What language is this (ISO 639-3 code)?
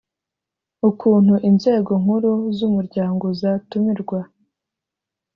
kin